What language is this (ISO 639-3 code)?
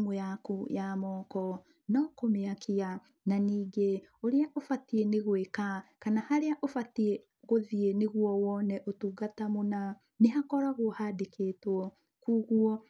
kik